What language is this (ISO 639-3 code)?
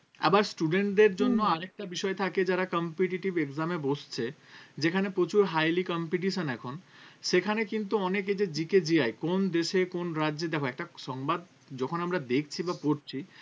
ben